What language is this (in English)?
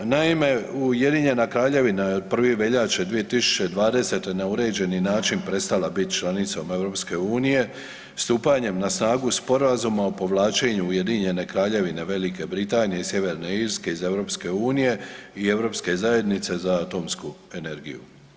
Croatian